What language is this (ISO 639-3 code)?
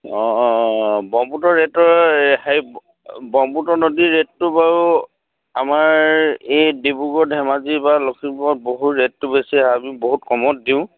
asm